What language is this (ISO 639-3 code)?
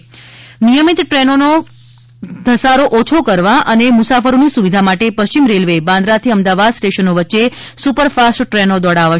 guj